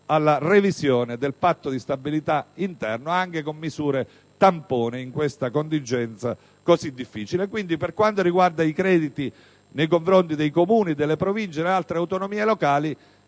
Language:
Italian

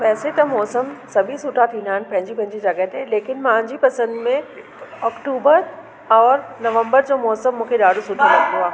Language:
Sindhi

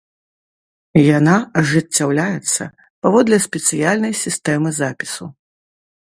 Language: Belarusian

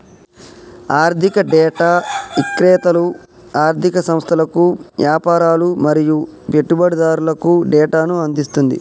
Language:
Telugu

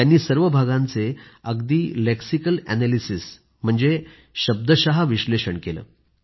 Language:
Marathi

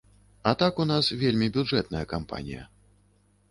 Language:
Belarusian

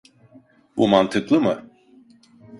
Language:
Turkish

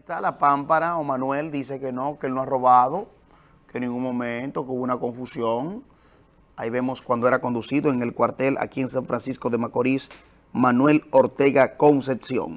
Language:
Spanish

